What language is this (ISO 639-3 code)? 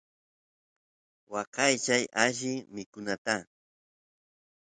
qus